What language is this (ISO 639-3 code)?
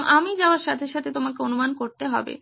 ben